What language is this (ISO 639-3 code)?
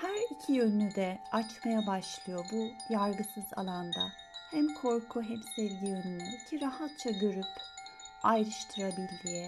tur